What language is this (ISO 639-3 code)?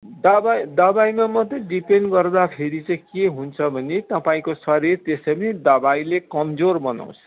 nep